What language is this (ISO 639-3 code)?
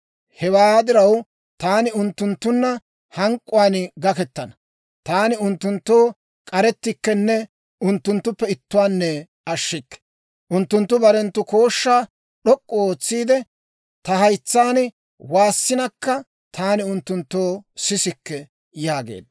dwr